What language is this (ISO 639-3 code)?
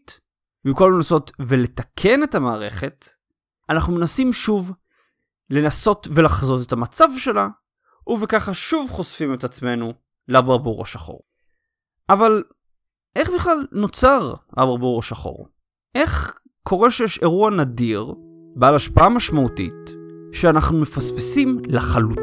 heb